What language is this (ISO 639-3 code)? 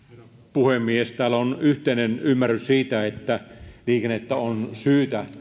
fin